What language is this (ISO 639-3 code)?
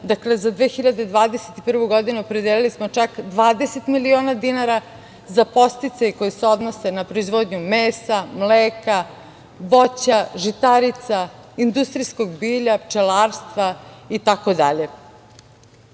srp